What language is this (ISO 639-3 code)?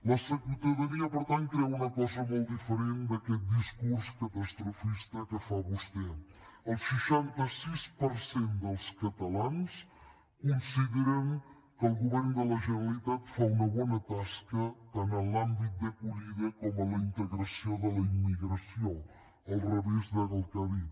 cat